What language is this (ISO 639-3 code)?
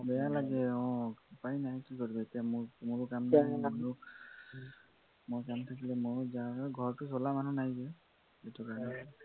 asm